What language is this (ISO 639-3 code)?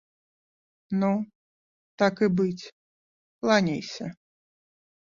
bel